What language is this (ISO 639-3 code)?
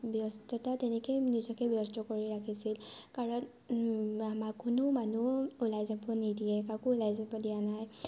asm